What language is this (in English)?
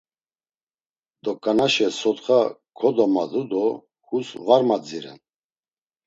Laz